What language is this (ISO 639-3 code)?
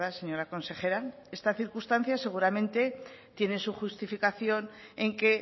spa